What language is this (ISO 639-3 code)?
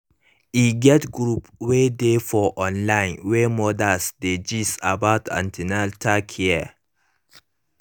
pcm